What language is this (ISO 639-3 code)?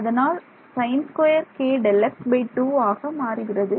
tam